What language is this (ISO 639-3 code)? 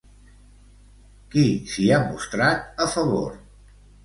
cat